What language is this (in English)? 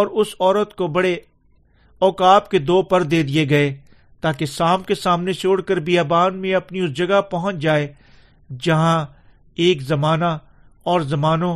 Urdu